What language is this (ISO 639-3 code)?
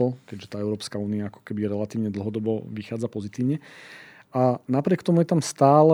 slk